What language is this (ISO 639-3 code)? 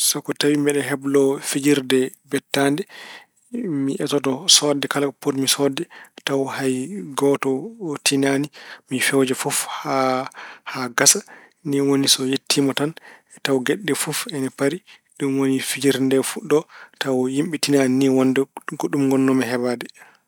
ful